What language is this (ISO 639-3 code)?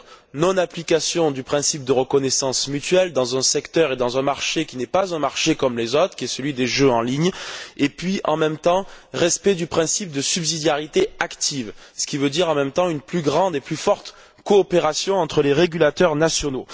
fra